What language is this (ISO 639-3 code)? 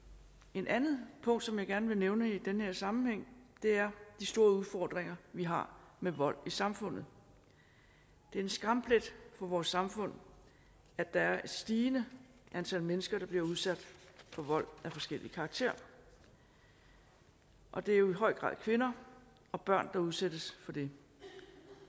dan